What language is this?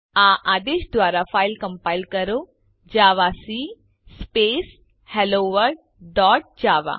Gujarati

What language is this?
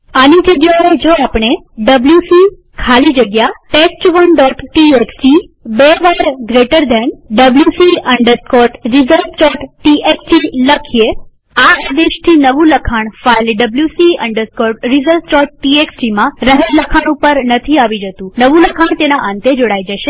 Gujarati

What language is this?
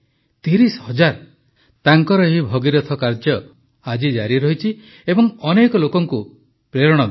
Odia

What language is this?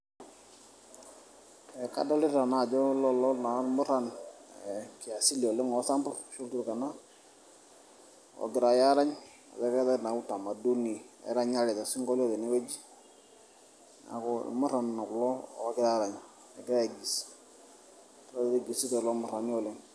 Masai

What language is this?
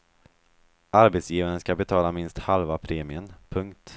Swedish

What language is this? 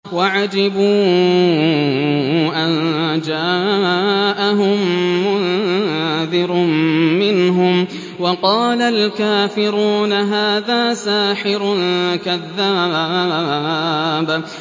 Arabic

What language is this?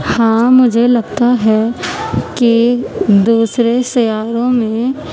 Urdu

